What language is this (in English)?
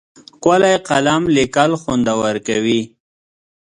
Pashto